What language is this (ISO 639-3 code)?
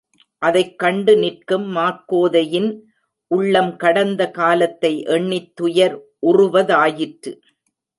tam